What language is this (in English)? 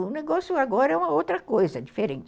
Portuguese